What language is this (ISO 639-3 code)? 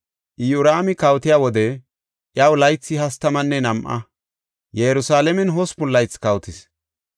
gof